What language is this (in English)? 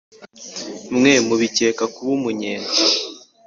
Kinyarwanda